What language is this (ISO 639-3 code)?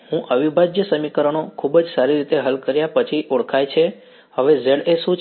guj